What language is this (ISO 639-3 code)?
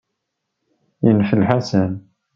kab